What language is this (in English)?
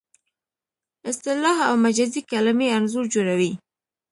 Pashto